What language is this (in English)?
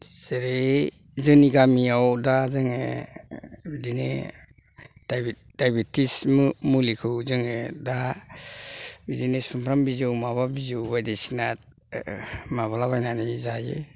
Bodo